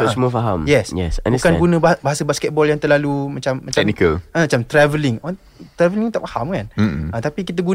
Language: Malay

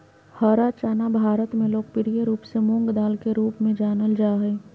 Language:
Magahi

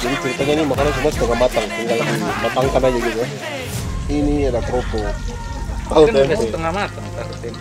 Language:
Indonesian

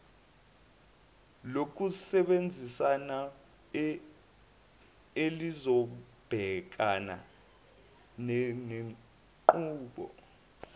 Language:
Zulu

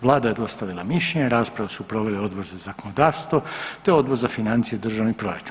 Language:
Croatian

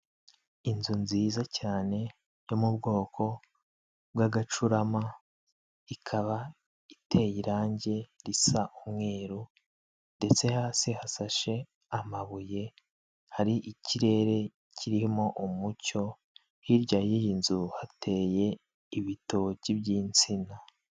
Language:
Kinyarwanda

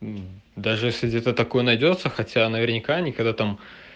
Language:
Russian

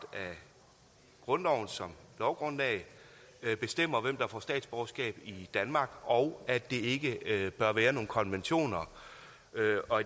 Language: Danish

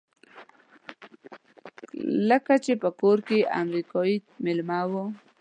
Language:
Pashto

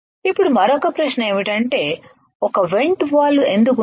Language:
Telugu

